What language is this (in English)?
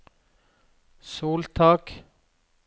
Norwegian